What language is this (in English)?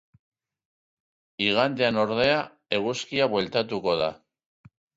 Basque